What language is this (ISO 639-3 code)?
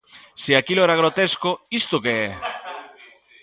glg